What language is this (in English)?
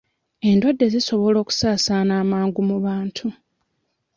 Ganda